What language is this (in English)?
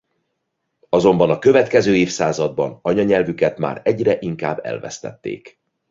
Hungarian